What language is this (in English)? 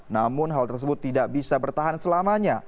Indonesian